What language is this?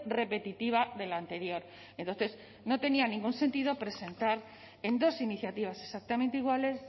Spanish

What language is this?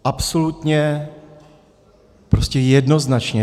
Czech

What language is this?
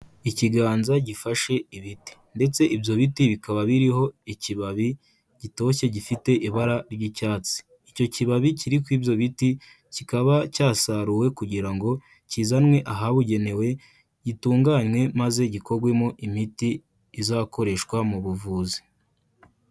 Kinyarwanda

